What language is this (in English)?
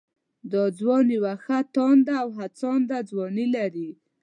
Pashto